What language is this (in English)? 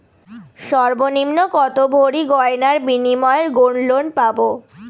Bangla